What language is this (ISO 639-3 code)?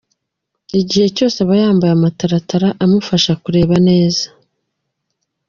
kin